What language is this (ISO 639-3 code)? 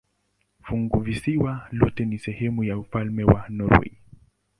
swa